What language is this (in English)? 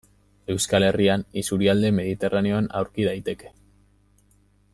Basque